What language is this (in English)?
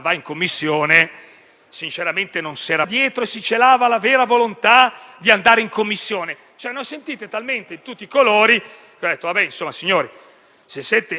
Italian